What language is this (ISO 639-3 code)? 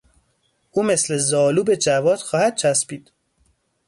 fas